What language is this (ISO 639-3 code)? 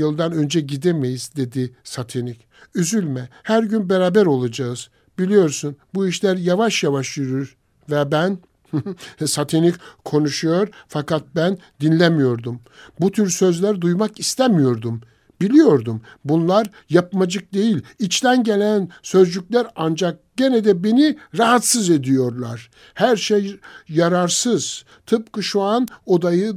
tur